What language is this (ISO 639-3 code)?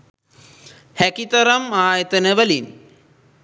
sin